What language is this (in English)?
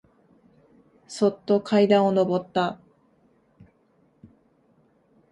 Japanese